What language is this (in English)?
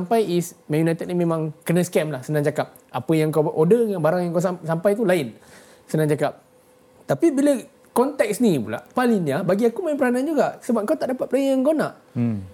Malay